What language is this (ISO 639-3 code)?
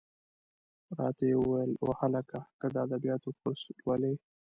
pus